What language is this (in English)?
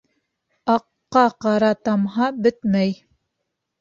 Bashkir